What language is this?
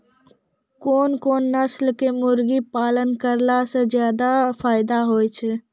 Maithili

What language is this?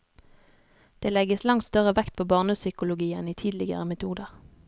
Norwegian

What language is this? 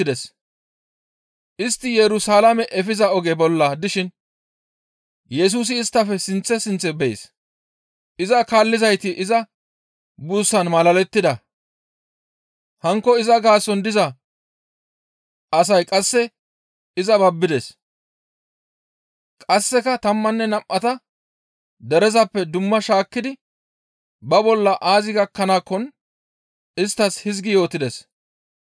Gamo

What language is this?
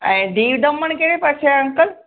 Sindhi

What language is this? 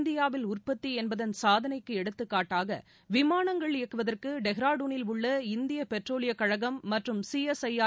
Tamil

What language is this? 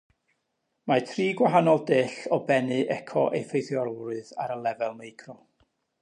Welsh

